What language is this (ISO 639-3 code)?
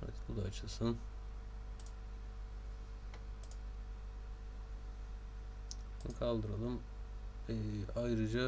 tur